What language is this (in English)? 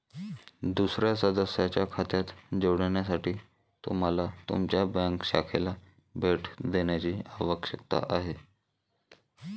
Marathi